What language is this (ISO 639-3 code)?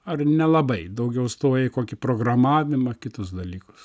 lit